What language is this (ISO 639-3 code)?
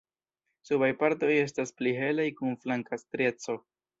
epo